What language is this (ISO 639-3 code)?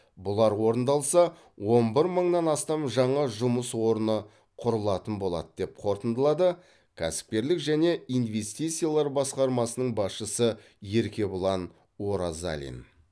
kaz